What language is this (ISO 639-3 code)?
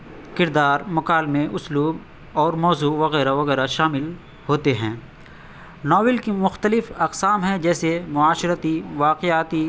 urd